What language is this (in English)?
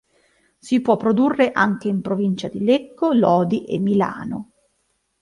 Italian